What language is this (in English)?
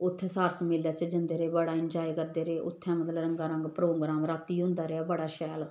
Dogri